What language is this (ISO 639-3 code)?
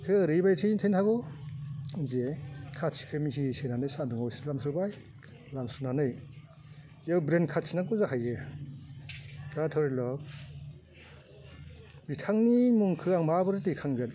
brx